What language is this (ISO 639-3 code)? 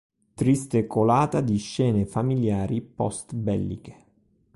ita